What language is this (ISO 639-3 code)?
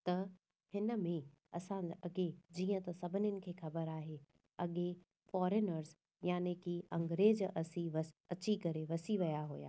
snd